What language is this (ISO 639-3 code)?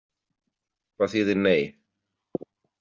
isl